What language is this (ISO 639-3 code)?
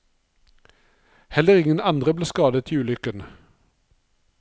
nor